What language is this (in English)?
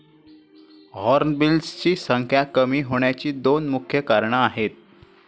Marathi